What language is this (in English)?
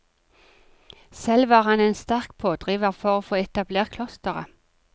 Norwegian